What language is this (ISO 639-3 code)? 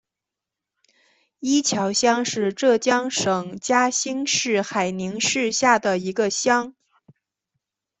zho